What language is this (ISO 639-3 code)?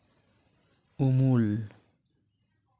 sat